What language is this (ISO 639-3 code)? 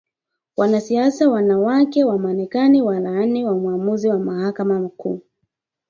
swa